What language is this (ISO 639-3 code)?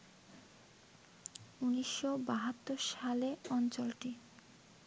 ben